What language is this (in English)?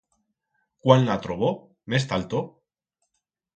Aragonese